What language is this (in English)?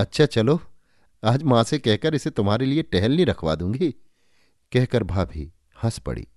Hindi